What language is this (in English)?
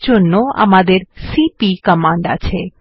Bangla